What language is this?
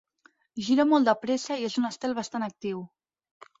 Catalan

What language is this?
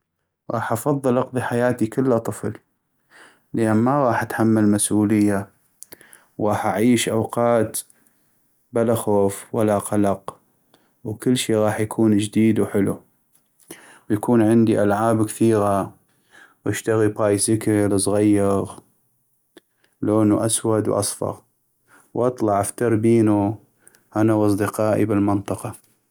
North Mesopotamian Arabic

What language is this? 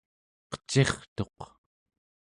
Central Yupik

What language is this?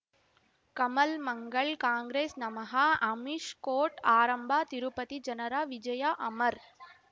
Kannada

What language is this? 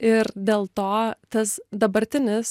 Lithuanian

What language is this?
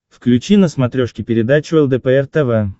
Russian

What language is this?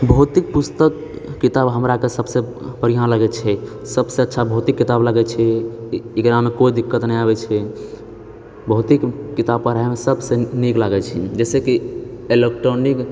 Maithili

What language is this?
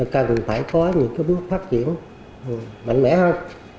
Vietnamese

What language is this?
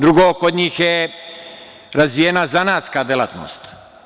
Serbian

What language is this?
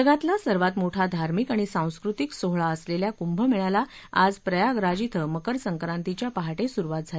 Marathi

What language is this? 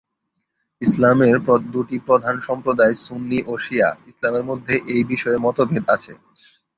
Bangla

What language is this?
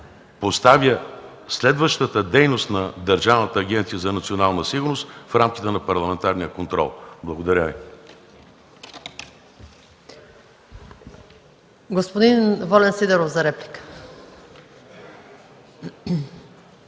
Bulgarian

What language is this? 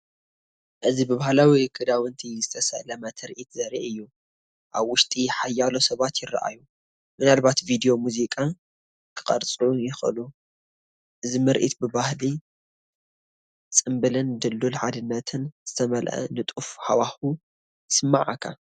Tigrinya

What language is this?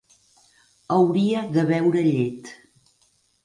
Catalan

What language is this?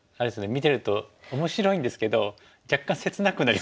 Japanese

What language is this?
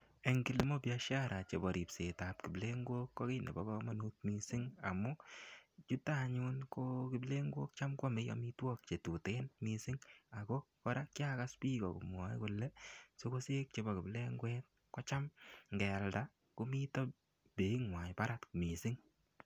Kalenjin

